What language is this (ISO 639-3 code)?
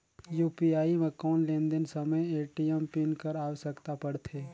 hne